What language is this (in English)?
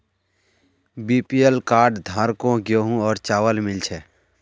Magahi